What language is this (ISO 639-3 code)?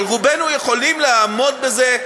heb